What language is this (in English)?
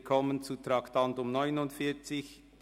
Swiss German